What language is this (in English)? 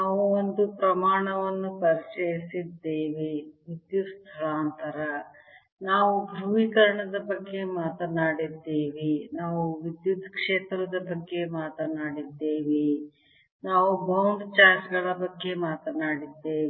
Kannada